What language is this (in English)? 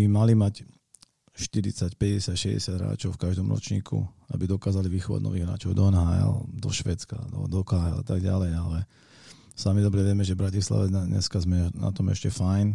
Slovak